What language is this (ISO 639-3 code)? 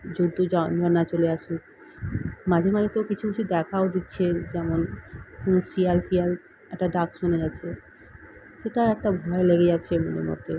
ben